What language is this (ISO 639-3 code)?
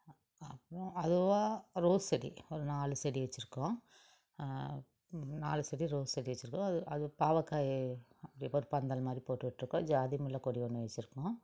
tam